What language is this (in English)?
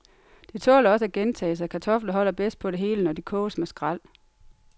Danish